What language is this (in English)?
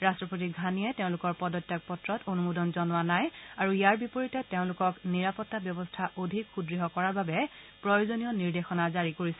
Assamese